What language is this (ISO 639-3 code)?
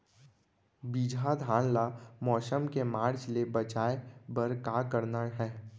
hne